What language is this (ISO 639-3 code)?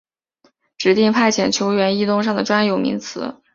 zho